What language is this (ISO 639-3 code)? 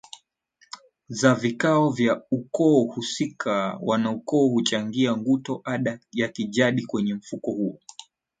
swa